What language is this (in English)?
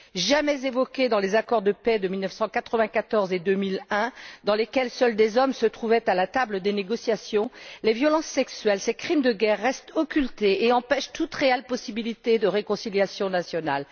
French